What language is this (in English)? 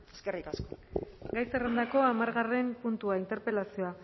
Basque